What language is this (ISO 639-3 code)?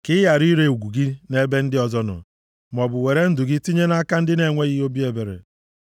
ibo